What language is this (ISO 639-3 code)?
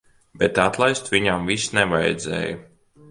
lav